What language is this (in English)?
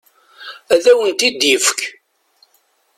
Kabyle